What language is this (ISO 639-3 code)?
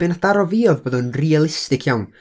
cym